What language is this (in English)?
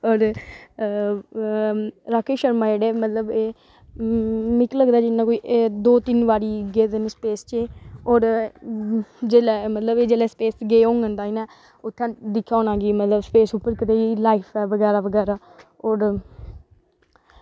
Dogri